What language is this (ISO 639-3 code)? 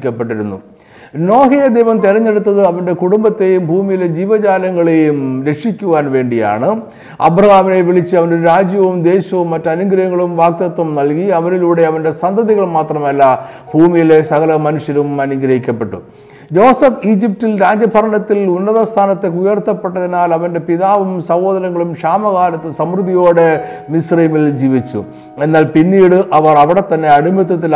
mal